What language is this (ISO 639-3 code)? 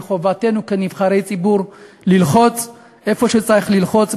heb